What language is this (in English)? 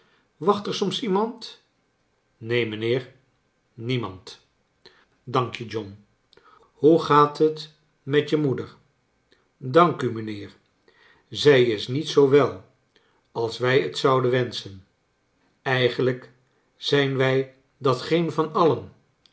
Dutch